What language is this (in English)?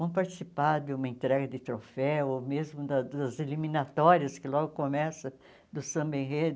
Portuguese